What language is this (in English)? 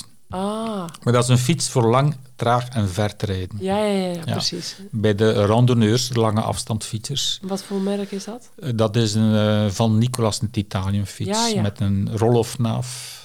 Dutch